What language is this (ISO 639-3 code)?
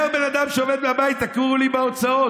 heb